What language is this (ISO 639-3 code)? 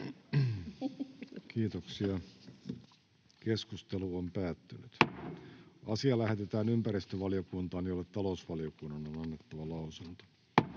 fin